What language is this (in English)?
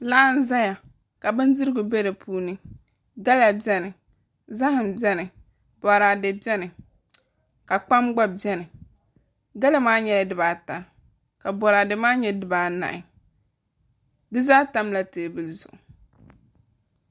Dagbani